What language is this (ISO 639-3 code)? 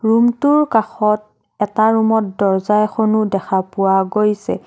asm